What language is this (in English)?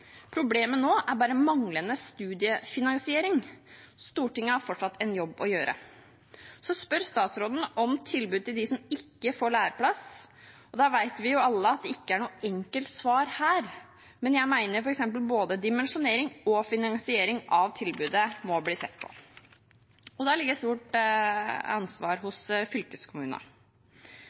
Norwegian Bokmål